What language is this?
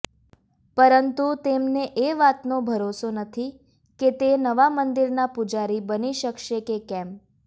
Gujarati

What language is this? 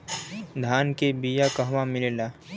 Bhojpuri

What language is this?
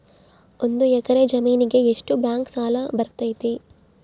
Kannada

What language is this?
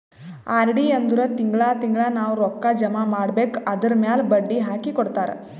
Kannada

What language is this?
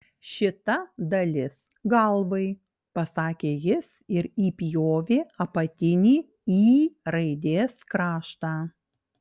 Lithuanian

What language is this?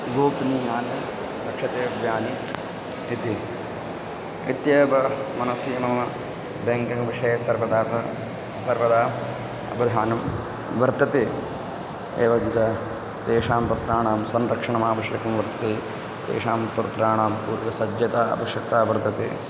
Sanskrit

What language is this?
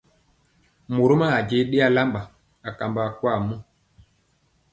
Mpiemo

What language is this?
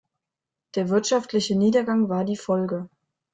German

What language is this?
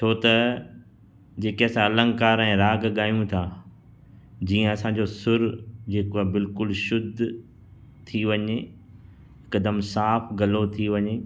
Sindhi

